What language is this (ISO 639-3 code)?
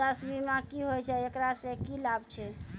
mai